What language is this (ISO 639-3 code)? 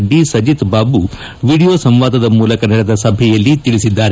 kan